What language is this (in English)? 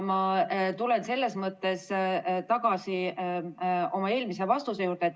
Estonian